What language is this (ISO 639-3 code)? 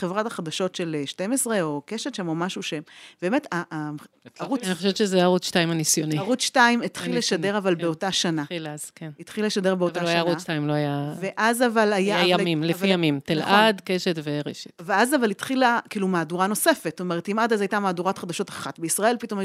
heb